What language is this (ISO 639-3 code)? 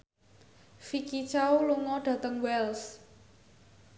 jav